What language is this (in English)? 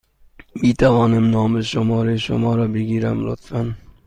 Persian